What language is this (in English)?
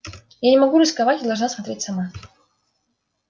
Russian